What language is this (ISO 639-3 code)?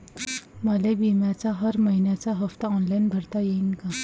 mar